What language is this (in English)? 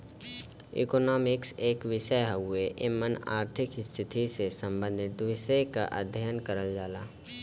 Bhojpuri